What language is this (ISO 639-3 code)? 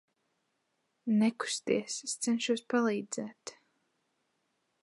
lav